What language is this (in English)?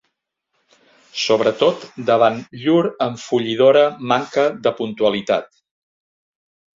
Catalan